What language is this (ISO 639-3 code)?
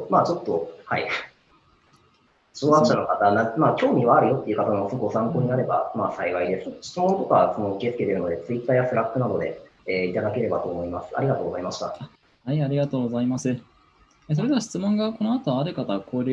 jpn